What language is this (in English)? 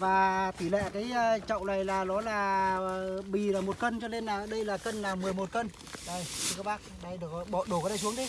Vietnamese